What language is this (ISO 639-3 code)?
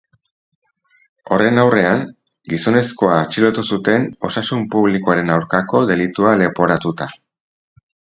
eus